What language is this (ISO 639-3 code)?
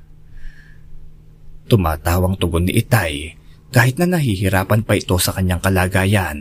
fil